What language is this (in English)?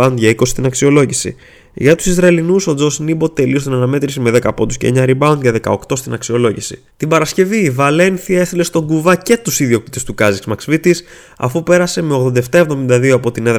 Greek